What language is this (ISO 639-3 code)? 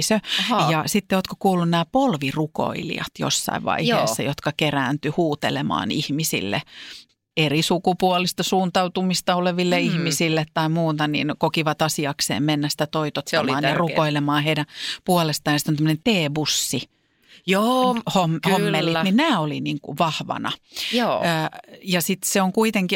fin